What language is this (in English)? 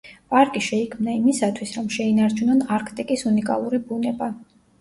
Georgian